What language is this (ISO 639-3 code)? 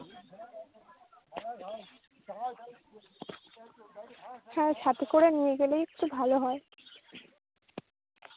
ben